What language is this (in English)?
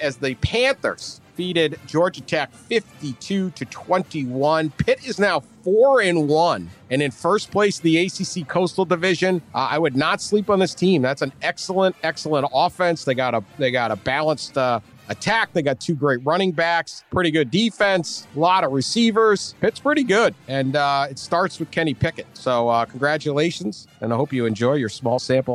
English